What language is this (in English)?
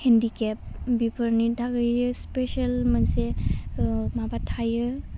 Bodo